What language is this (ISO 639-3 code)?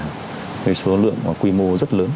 vie